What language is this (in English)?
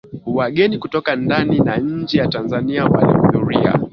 Swahili